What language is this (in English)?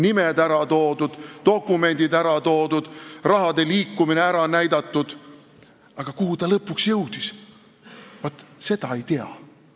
Estonian